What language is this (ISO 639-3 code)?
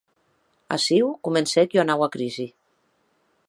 oci